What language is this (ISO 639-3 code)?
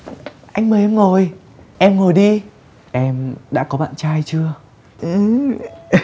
vie